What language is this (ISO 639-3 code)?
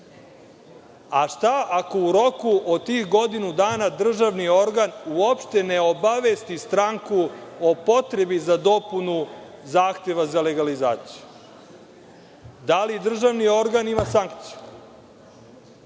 srp